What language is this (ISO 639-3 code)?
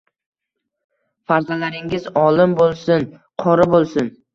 uzb